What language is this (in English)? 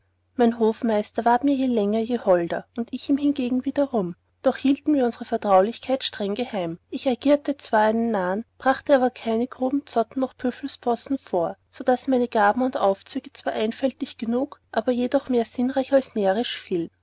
German